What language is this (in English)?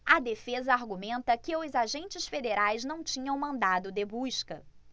Portuguese